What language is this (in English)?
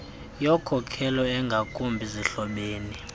Xhosa